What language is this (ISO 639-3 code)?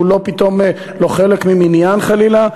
heb